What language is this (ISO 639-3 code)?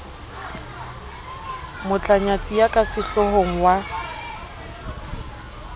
sot